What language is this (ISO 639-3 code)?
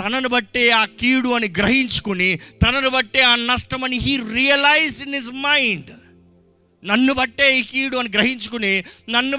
tel